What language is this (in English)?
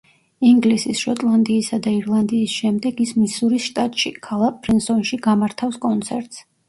Georgian